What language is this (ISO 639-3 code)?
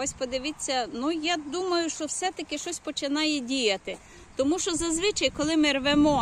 ukr